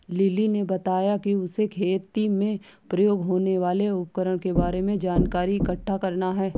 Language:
Hindi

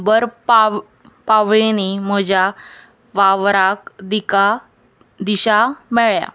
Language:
Konkani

